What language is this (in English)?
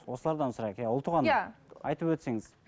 Kazakh